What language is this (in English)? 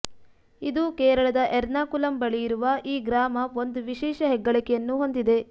Kannada